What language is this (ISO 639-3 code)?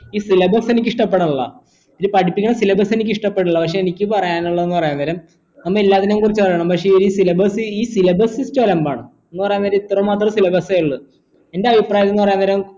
mal